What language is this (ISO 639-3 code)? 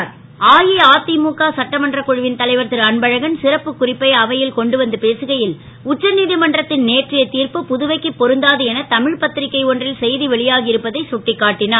tam